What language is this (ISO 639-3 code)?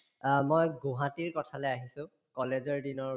asm